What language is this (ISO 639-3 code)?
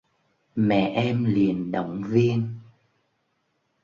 vie